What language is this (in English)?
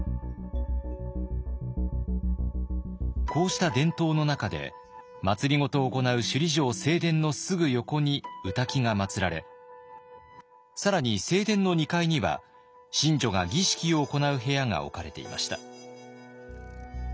Japanese